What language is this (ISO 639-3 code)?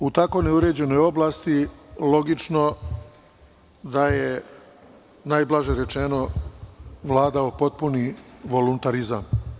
srp